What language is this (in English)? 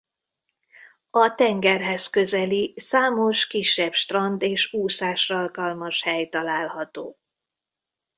Hungarian